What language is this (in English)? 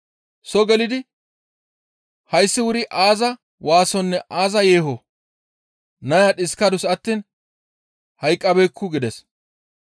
Gamo